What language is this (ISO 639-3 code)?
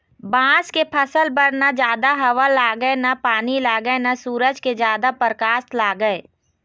hne